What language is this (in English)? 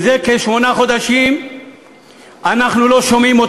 Hebrew